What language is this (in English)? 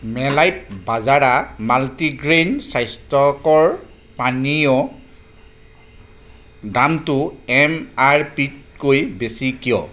Assamese